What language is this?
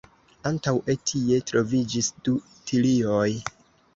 Esperanto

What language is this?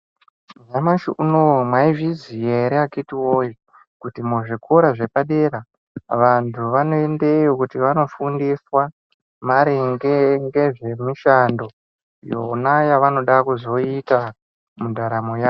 Ndau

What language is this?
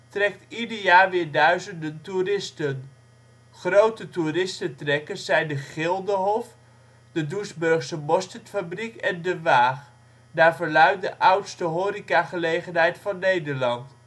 Dutch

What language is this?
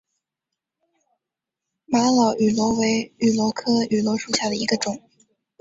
Chinese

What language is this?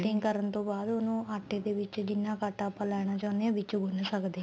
Punjabi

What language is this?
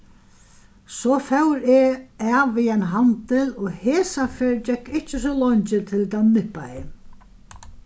Faroese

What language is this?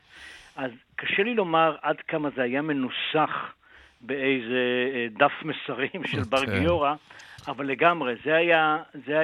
Hebrew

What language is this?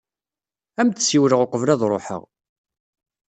Kabyle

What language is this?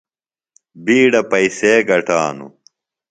Phalura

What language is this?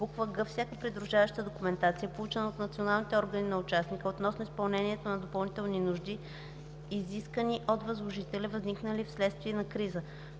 Bulgarian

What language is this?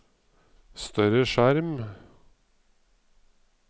Norwegian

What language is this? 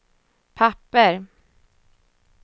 Swedish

